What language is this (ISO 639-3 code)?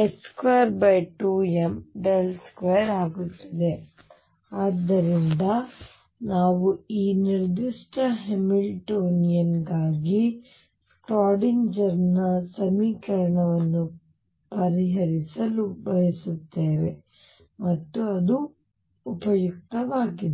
kan